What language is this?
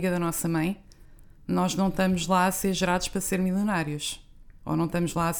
Portuguese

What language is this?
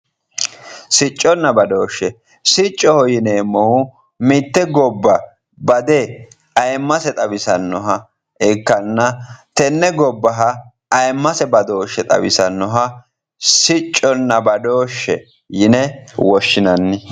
Sidamo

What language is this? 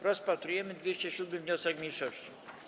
Polish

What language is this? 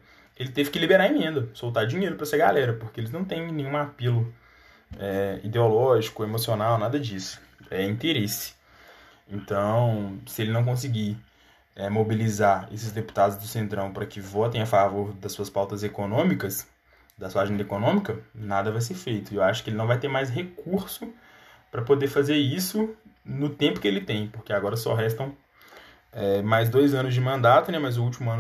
Portuguese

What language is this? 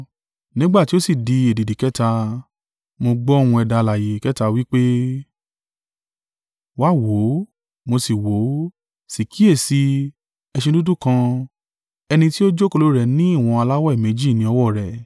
Yoruba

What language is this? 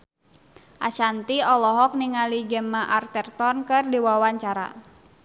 Sundanese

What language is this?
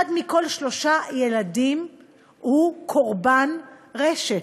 Hebrew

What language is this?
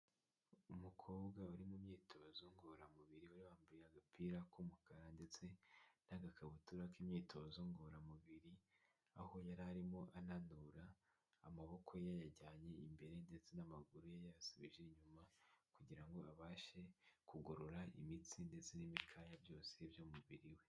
Kinyarwanda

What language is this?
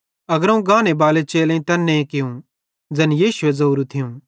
Bhadrawahi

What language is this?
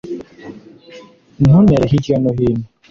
Kinyarwanda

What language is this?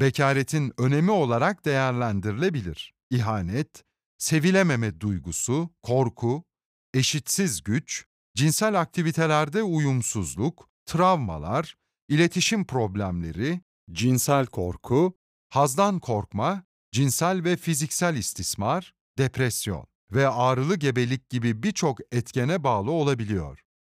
Turkish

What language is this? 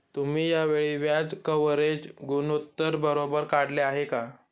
Marathi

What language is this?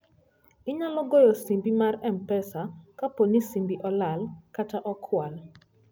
Luo (Kenya and Tanzania)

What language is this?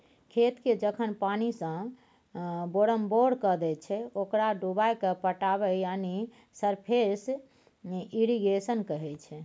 Maithili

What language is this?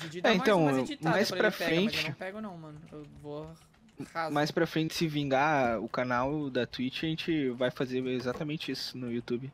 Portuguese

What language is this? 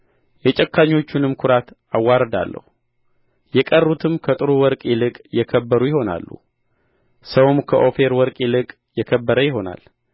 Amharic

